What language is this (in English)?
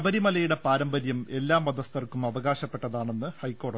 Malayalam